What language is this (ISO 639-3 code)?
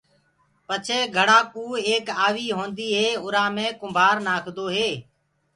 ggg